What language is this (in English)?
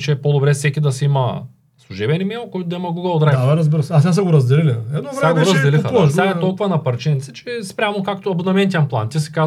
Bulgarian